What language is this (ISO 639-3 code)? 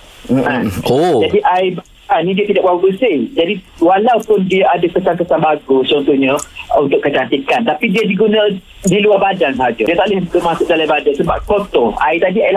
msa